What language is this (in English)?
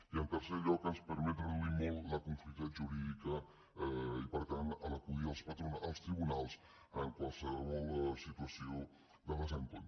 Catalan